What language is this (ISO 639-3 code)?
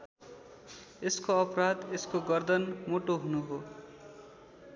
nep